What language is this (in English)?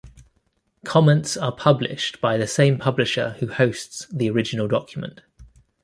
English